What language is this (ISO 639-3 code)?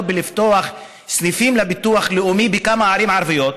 heb